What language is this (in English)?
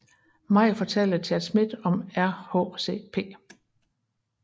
Danish